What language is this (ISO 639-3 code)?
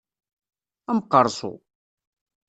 kab